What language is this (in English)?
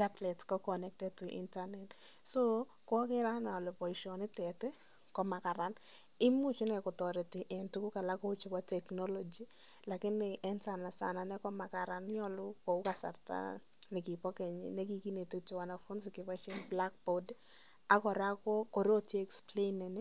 Kalenjin